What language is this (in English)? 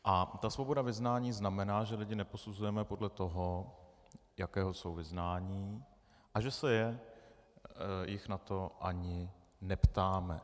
Czech